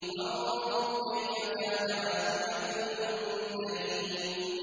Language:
Arabic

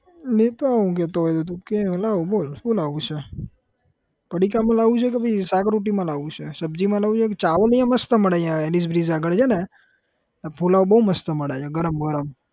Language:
Gujarati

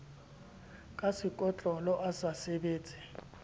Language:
Southern Sotho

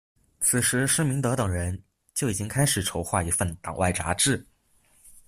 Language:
Chinese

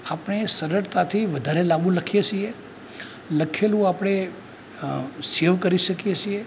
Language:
Gujarati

